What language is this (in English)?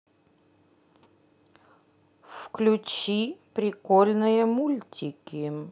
Russian